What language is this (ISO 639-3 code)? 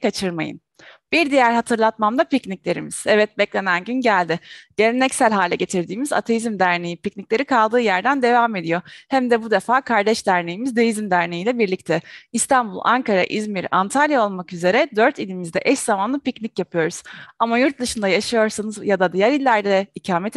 tur